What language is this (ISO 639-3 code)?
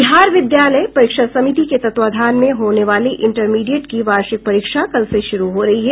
hin